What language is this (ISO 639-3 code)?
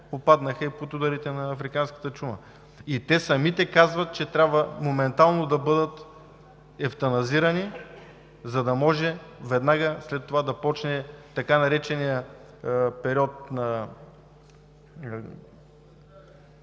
bul